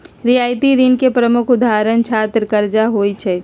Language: Magahi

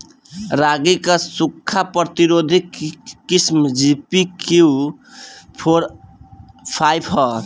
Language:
Bhojpuri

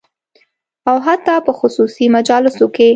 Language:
Pashto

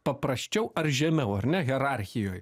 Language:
Lithuanian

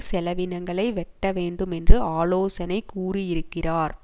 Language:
Tamil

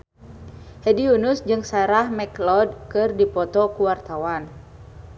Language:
Sundanese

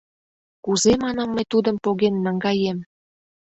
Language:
Mari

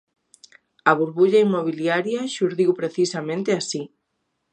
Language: Galician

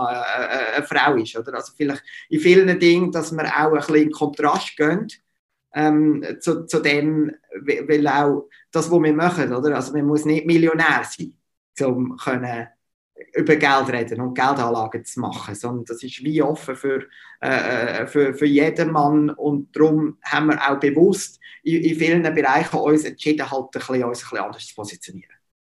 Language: German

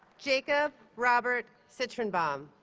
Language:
English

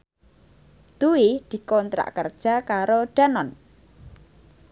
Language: Javanese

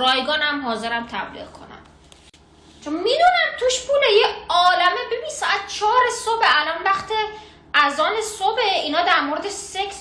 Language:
Persian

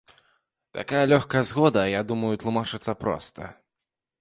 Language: Belarusian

